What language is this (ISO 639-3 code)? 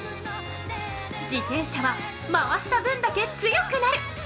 jpn